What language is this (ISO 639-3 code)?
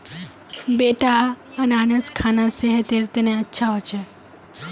mag